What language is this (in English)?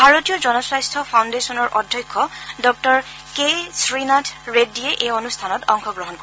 Assamese